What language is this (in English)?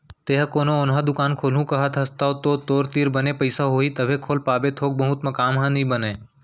Chhattisgarhi